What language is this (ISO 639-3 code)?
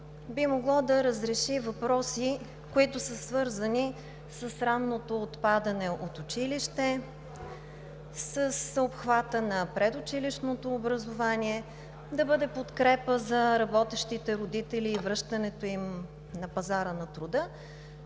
bul